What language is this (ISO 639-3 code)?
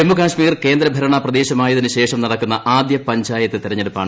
mal